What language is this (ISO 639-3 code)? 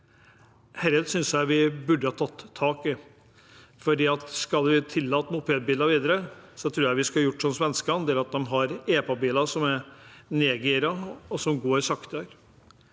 nor